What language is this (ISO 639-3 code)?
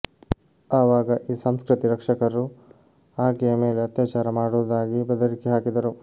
kan